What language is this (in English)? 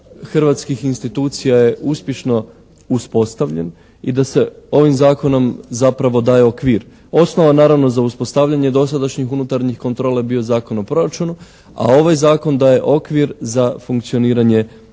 Croatian